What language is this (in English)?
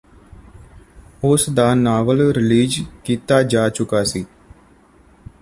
Punjabi